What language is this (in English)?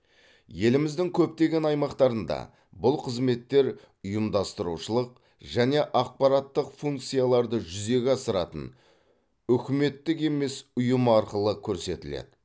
Kazakh